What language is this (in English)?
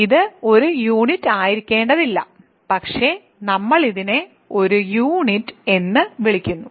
Malayalam